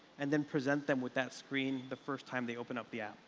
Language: English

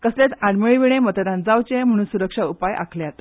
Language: Konkani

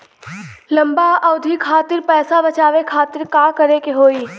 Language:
Bhojpuri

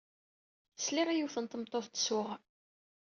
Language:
Kabyle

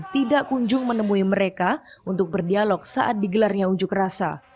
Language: Indonesian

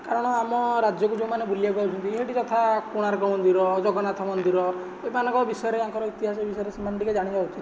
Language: Odia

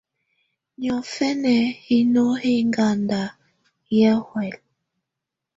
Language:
Tunen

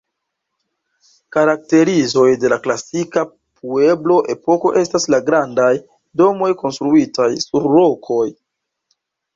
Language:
Esperanto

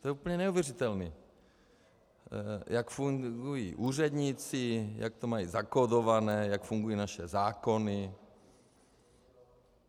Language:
Czech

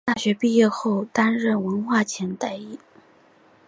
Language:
Chinese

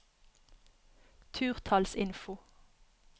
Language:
Norwegian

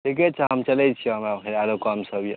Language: Maithili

